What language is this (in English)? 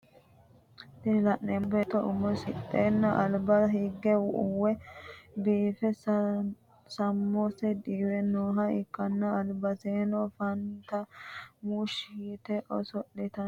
Sidamo